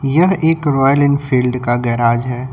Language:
Hindi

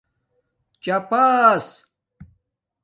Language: Domaaki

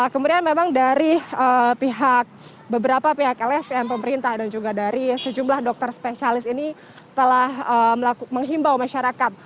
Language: Indonesian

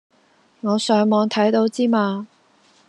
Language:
Cantonese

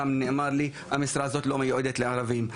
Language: Hebrew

